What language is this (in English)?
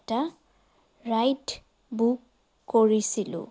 Assamese